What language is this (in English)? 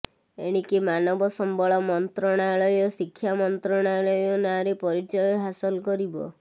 Odia